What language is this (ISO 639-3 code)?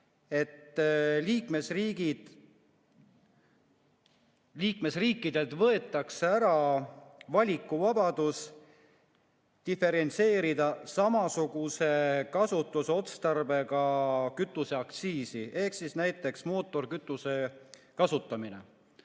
est